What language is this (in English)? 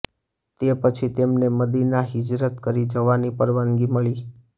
Gujarati